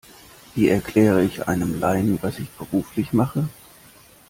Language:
German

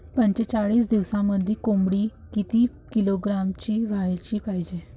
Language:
Marathi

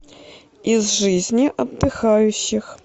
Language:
Russian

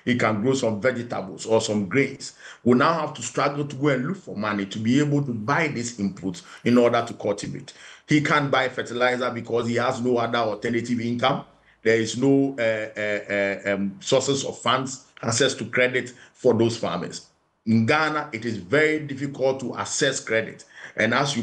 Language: English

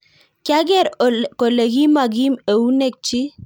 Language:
Kalenjin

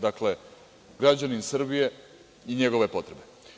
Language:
Serbian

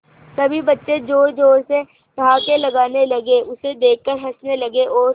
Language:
Hindi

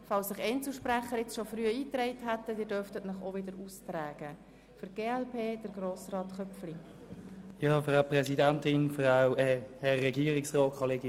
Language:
Swiss German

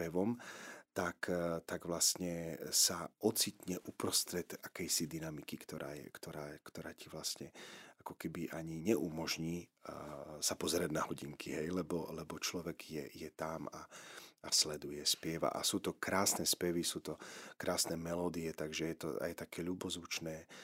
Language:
Slovak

